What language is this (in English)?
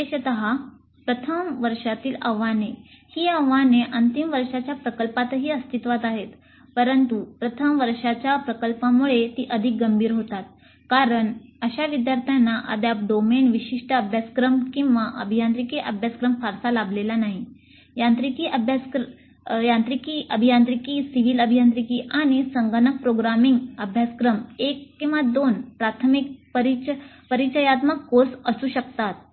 Marathi